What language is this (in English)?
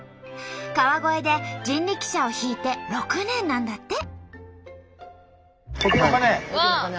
Japanese